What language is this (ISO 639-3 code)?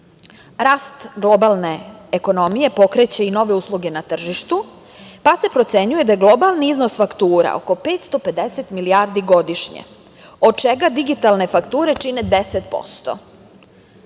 srp